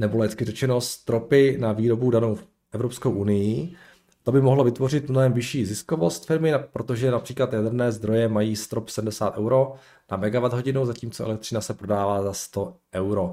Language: Czech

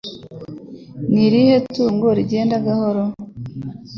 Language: Kinyarwanda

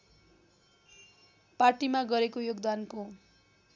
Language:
Nepali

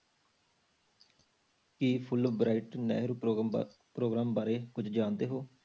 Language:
Punjabi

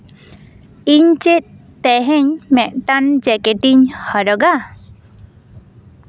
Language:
Santali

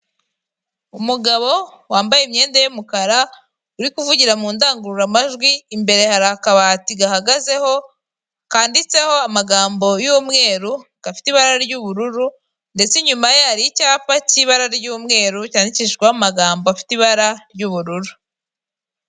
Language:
Kinyarwanda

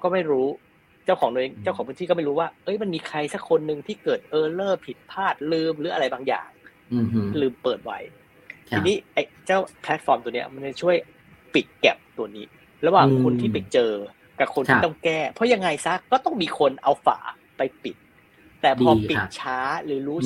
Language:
Thai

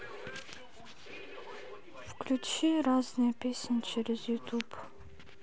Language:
Russian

